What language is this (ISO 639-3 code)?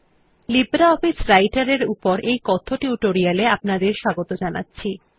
ben